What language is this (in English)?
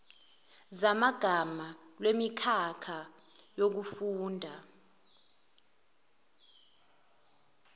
Zulu